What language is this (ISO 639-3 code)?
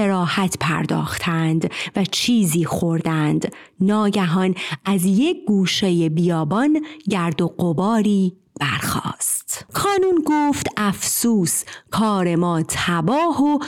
fas